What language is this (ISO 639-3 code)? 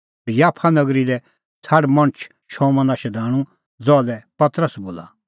kfx